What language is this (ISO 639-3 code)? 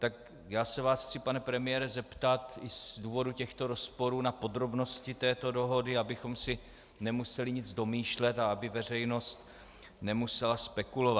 ces